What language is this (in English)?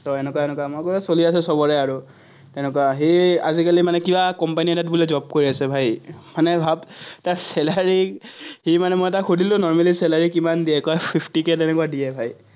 Assamese